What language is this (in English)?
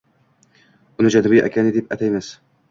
Uzbek